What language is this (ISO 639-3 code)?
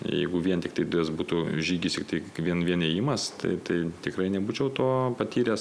lit